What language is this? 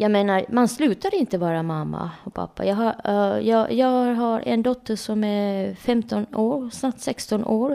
Swedish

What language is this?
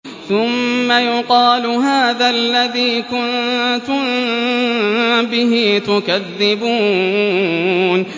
Arabic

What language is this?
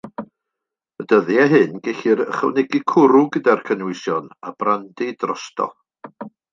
Welsh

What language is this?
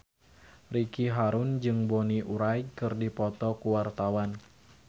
Sundanese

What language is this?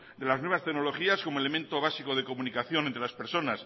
Spanish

